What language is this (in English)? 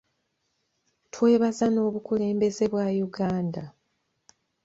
Ganda